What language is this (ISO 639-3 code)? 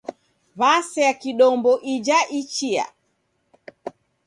dav